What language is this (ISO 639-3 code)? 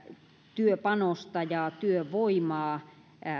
fin